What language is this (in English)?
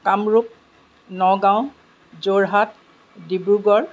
Assamese